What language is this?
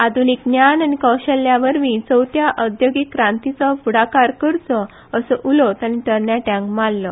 Konkani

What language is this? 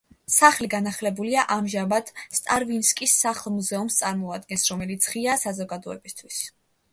Georgian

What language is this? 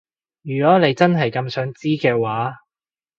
Cantonese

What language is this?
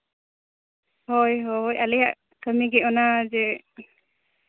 Santali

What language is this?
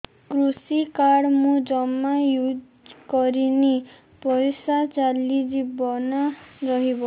Odia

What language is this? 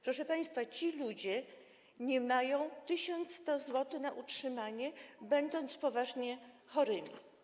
Polish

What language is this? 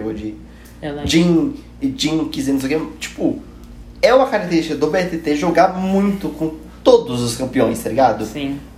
Portuguese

